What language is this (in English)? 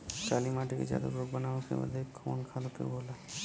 Bhojpuri